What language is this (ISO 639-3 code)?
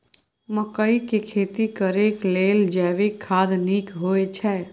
mai